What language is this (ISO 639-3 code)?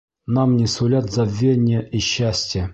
bak